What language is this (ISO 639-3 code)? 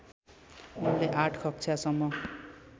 nep